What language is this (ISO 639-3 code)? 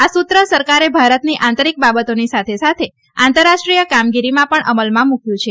guj